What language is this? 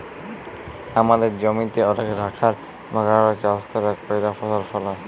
Bangla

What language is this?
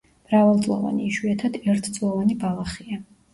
Georgian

